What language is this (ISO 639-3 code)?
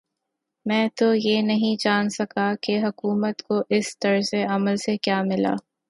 urd